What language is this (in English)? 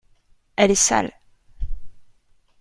French